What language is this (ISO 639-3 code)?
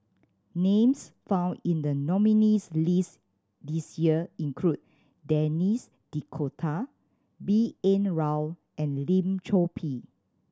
eng